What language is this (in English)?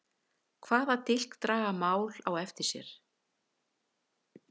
Icelandic